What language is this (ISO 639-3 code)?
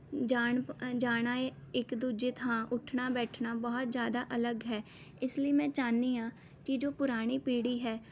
pan